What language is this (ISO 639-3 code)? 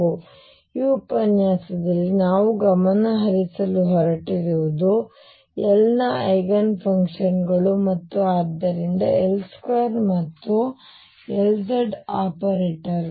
kan